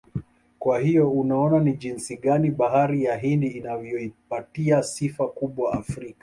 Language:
Swahili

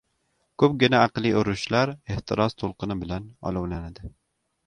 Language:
Uzbek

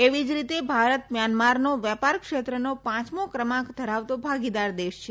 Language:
Gujarati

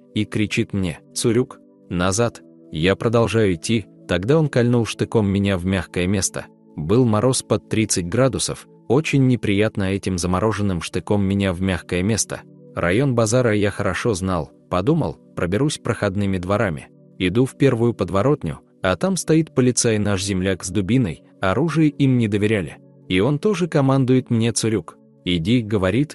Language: Russian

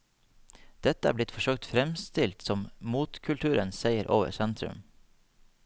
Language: Norwegian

